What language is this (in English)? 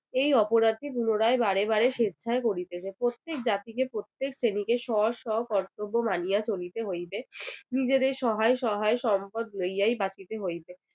Bangla